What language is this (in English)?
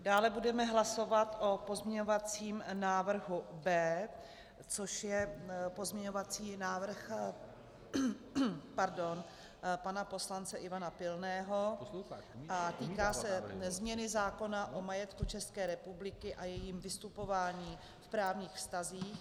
Czech